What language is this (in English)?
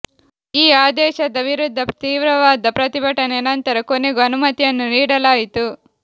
Kannada